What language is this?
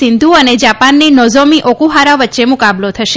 Gujarati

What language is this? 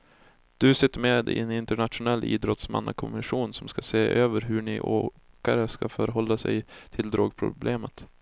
Swedish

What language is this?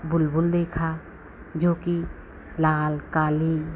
Hindi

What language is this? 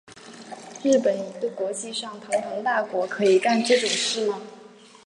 Chinese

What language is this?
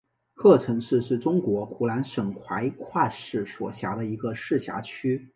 Chinese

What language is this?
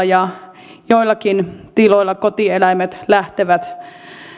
Finnish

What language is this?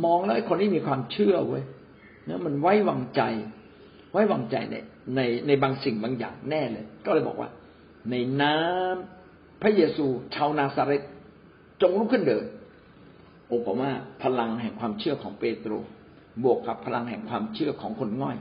Thai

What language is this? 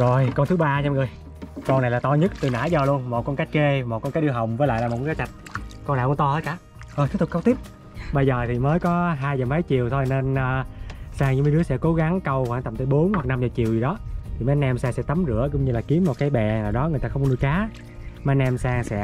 Vietnamese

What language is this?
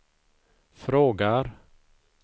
Swedish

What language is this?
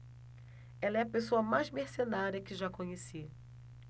Portuguese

